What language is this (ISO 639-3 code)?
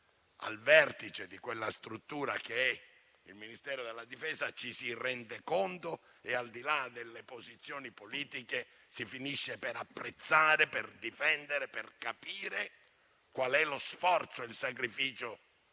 ita